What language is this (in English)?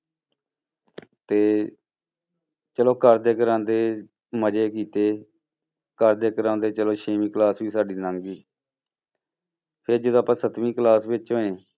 Punjabi